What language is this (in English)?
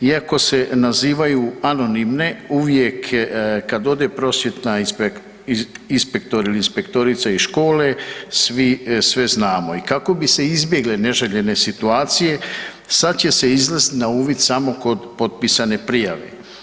Croatian